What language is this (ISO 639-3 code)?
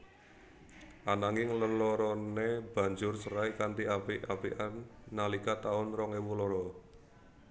jav